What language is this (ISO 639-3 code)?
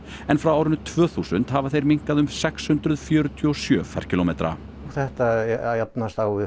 isl